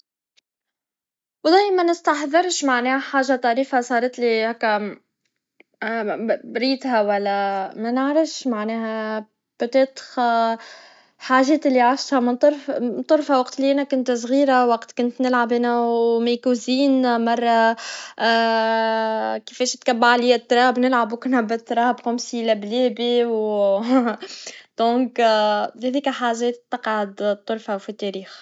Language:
Tunisian Arabic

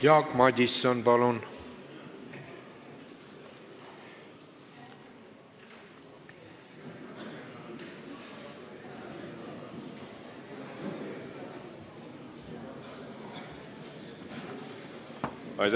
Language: Estonian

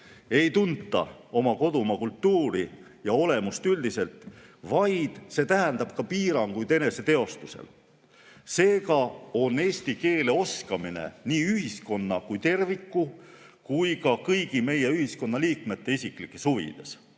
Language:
Estonian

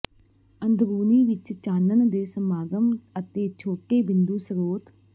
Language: Punjabi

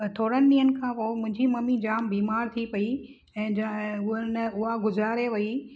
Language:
Sindhi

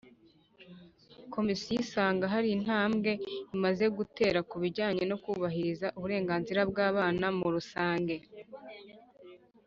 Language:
Kinyarwanda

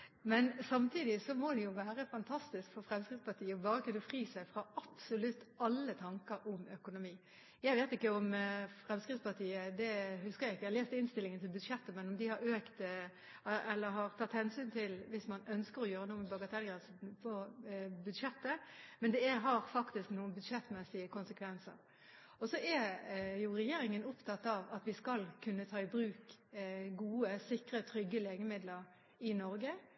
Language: Norwegian Bokmål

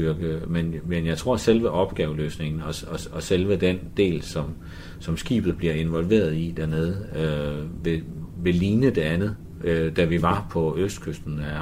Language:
Danish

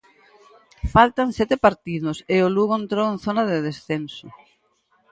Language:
Galician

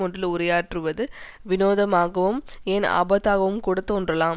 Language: Tamil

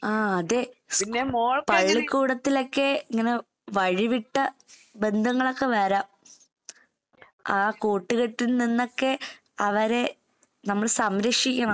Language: Malayalam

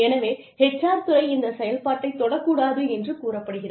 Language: Tamil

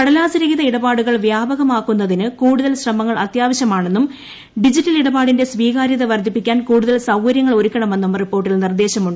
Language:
Malayalam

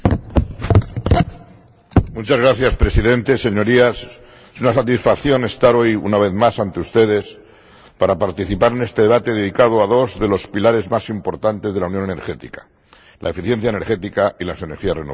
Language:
Spanish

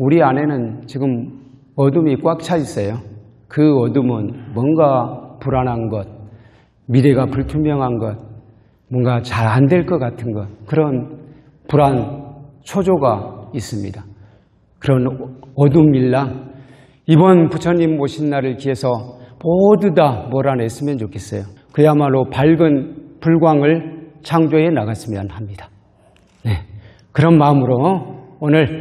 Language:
Korean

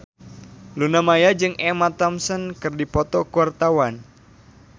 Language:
Sundanese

